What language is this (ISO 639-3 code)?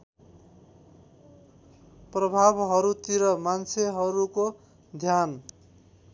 nep